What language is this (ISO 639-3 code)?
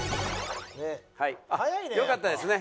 jpn